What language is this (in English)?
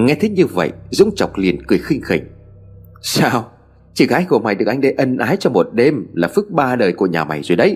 Vietnamese